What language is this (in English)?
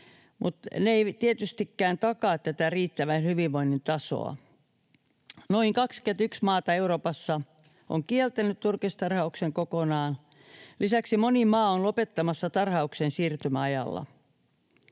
Finnish